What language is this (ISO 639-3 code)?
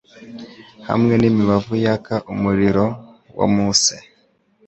kin